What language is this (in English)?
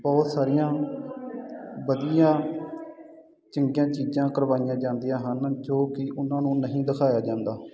Punjabi